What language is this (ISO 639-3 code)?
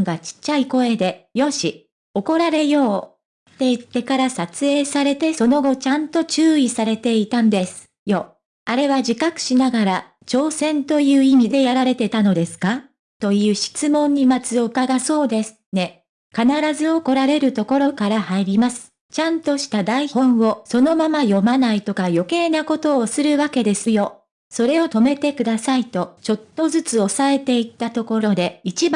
jpn